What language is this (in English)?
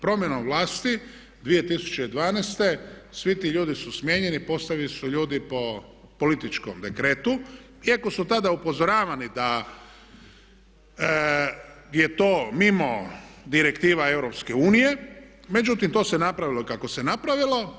Croatian